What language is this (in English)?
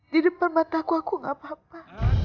Indonesian